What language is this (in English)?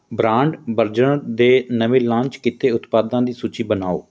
Punjabi